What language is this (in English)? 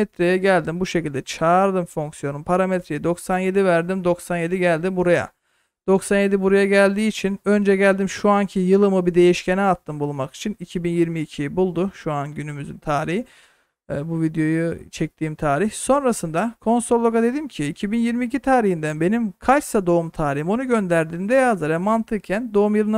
Turkish